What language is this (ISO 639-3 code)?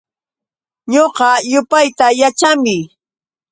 qux